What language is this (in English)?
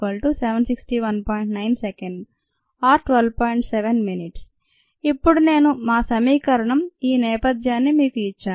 Telugu